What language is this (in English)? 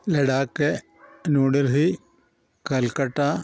Malayalam